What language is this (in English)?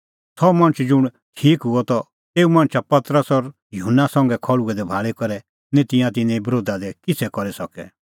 Kullu Pahari